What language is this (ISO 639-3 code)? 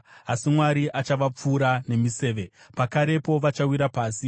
sna